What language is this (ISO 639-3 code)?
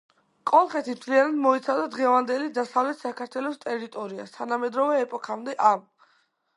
kat